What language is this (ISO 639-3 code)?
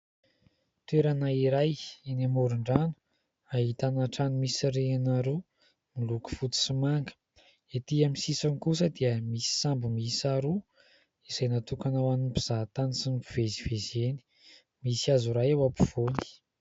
mlg